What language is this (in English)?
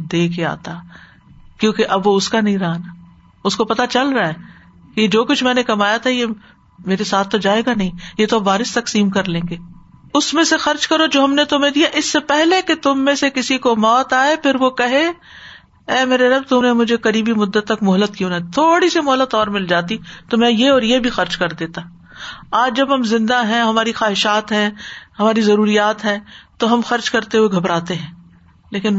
Urdu